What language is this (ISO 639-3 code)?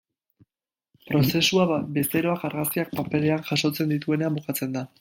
eus